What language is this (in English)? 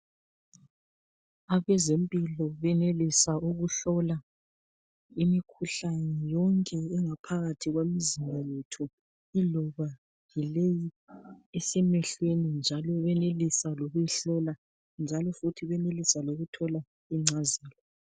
North Ndebele